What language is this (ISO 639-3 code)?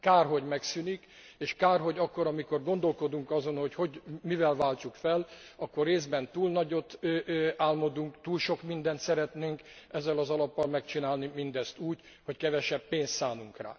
hun